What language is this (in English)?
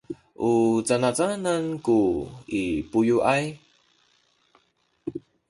Sakizaya